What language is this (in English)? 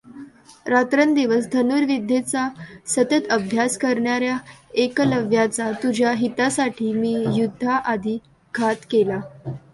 Marathi